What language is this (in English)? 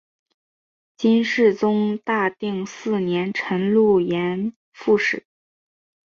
Chinese